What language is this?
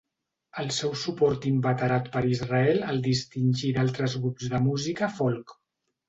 Catalan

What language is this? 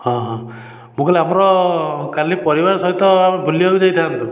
Odia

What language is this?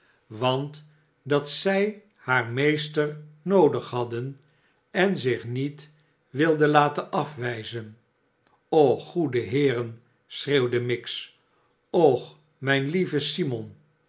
Dutch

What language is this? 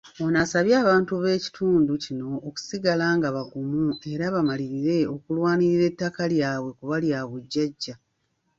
Ganda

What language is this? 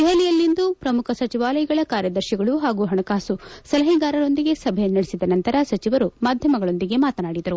Kannada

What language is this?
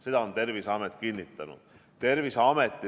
Estonian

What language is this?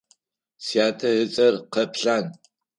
Adyghe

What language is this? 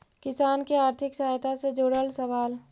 Magahi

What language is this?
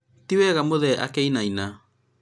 Kikuyu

